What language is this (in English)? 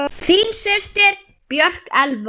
Icelandic